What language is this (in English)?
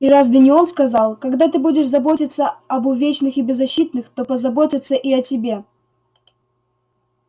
Russian